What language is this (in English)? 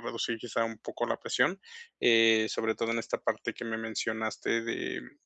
Spanish